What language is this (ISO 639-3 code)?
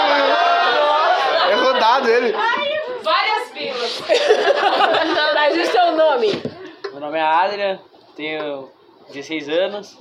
por